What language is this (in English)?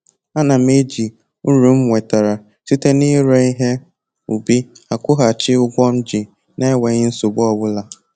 Igbo